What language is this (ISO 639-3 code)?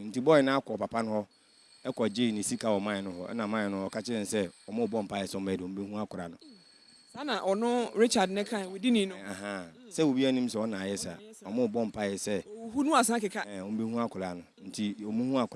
eng